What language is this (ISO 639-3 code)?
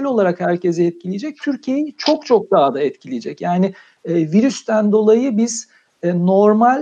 tur